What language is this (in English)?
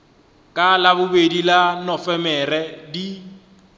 Northern Sotho